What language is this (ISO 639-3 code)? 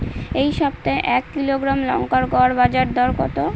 ben